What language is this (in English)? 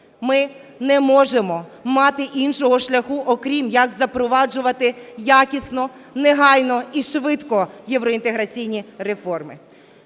Ukrainian